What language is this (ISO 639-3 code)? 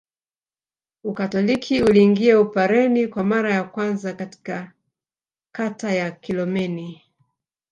swa